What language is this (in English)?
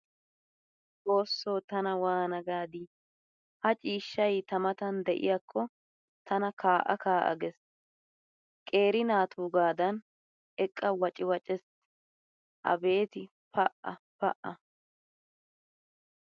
Wolaytta